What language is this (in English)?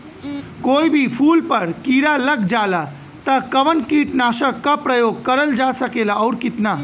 Bhojpuri